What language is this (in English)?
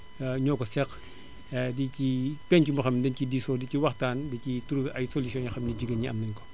Wolof